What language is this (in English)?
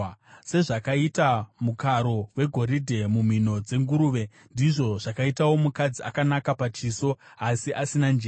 Shona